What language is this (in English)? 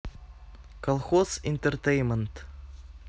Russian